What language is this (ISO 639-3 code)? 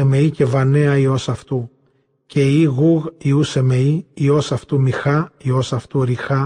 ell